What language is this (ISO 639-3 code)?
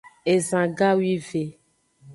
ajg